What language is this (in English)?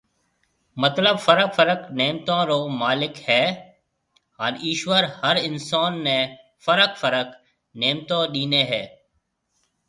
Marwari (Pakistan)